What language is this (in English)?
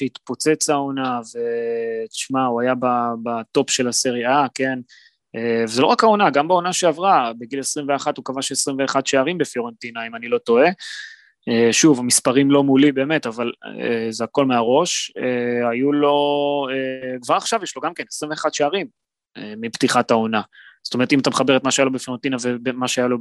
Hebrew